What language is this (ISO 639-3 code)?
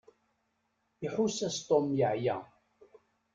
kab